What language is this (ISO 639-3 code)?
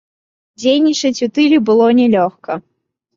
bel